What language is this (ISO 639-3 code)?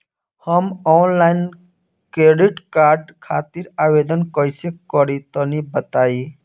bho